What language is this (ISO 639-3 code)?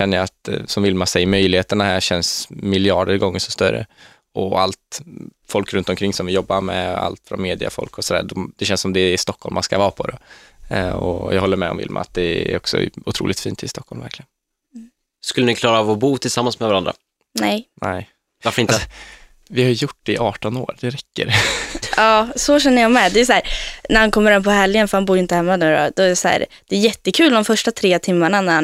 swe